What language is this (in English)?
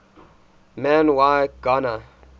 English